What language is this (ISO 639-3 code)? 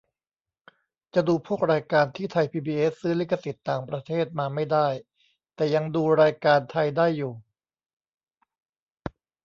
tha